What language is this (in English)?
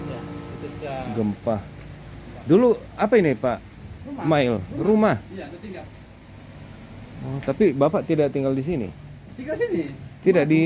Indonesian